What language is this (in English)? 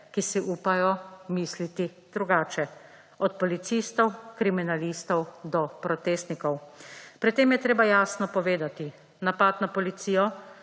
Slovenian